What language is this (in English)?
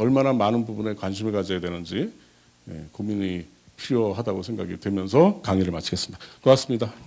Korean